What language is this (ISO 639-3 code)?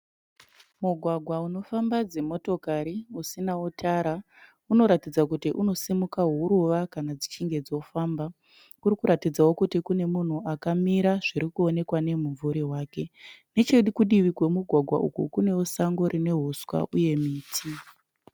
sna